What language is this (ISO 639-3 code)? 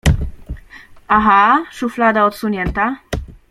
pol